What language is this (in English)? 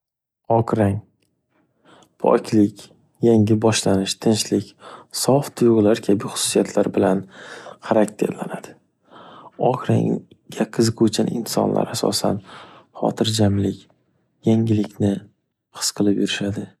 Uzbek